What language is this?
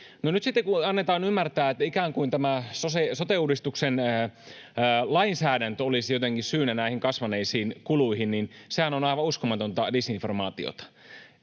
Finnish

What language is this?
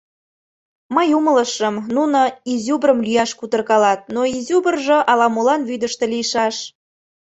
Mari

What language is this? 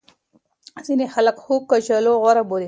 Pashto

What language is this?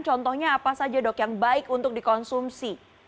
Indonesian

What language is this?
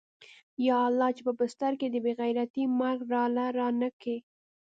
Pashto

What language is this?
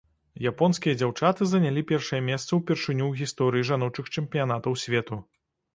Belarusian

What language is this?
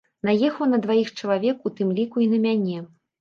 Belarusian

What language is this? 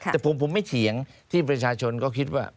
Thai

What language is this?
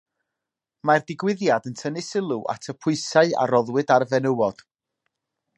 Welsh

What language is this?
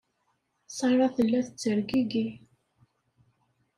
Kabyle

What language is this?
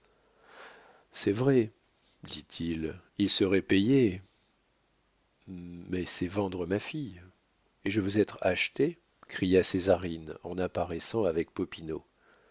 French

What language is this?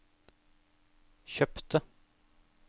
Norwegian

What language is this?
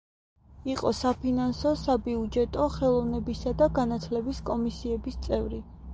Georgian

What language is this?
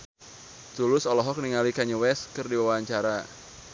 Sundanese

